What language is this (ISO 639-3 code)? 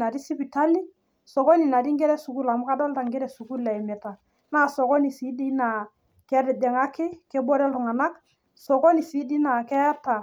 mas